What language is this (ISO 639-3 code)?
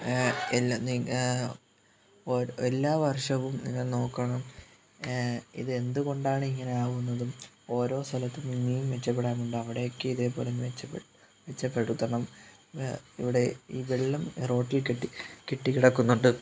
mal